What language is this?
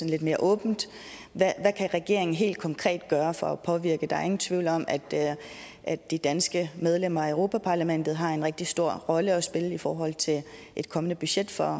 Danish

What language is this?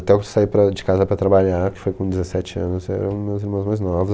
Portuguese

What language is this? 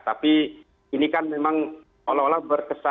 Indonesian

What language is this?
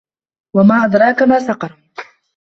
Arabic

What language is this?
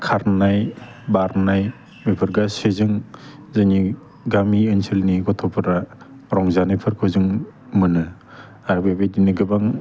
Bodo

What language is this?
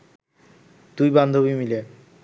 Bangla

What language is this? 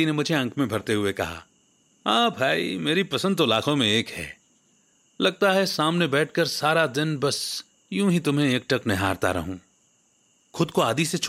Hindi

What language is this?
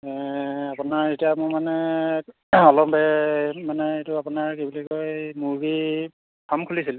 Assamese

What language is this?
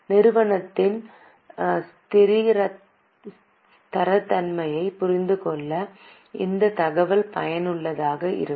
Tamil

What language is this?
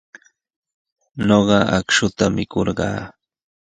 Sihuas Ancash Quechua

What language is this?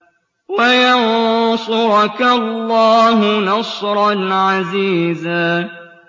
Arabic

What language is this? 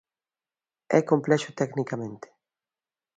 Galician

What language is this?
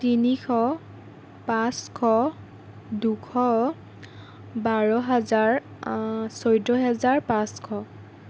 Assamese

